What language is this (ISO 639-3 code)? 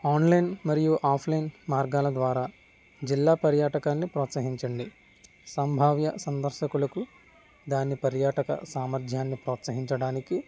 tel